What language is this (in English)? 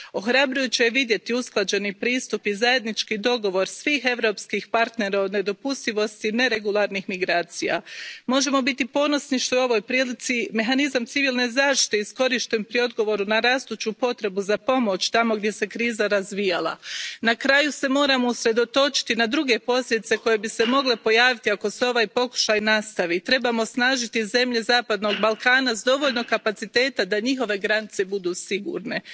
Croatian